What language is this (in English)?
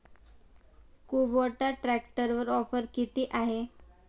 Marathi